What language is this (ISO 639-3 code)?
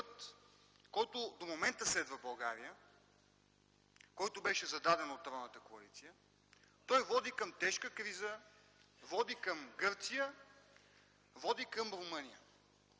bul